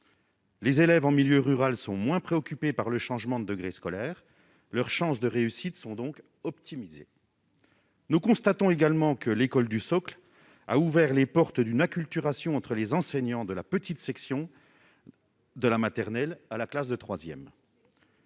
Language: French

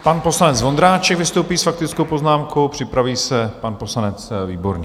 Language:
Czech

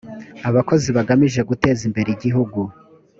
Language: Kinyarwanda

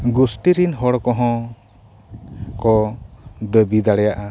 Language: Santali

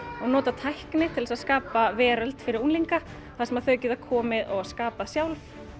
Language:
Icelandic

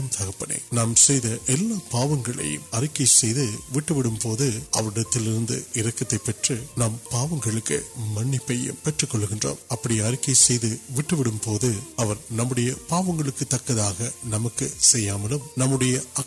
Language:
Urdu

